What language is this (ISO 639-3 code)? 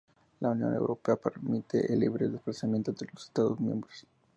spa